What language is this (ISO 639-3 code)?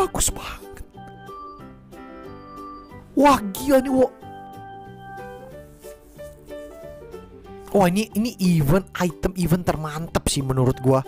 ind